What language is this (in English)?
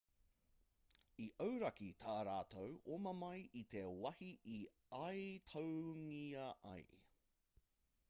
Māori